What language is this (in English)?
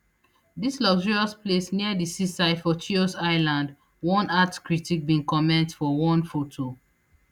Nigerian Pidgin